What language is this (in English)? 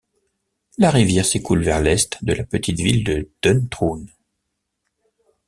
French